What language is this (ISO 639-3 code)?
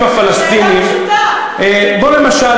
heb